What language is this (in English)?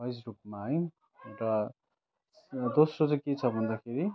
Nepali